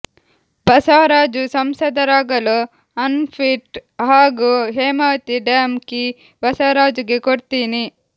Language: Kannada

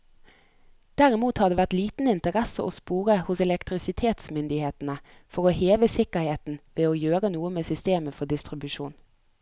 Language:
Norwegian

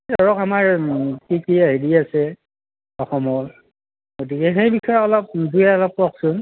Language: Assamese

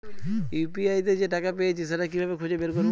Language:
Bangla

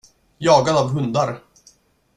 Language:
Swedish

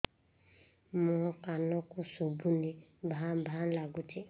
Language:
Odia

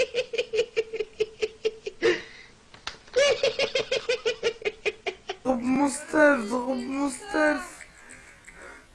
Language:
French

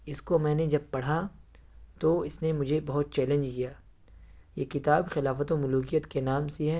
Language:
Urdu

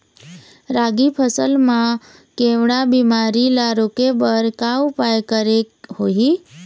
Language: Chhattisgarhi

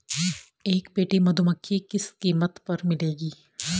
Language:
Hindi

